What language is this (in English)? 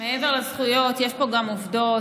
Hebrew